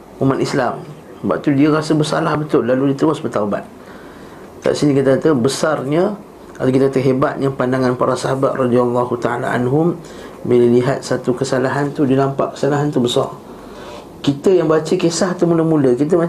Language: Malay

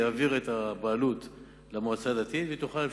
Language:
Hebrew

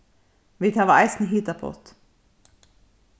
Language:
Faroese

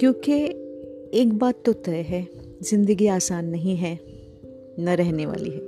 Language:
Hindi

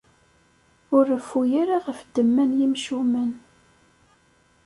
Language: Kabyle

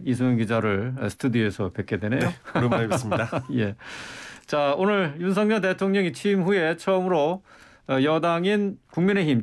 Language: Korean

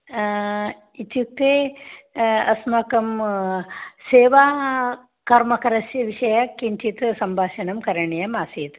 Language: Sanskrit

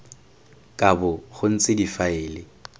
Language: Tswana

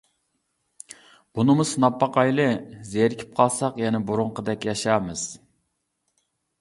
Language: Uyghur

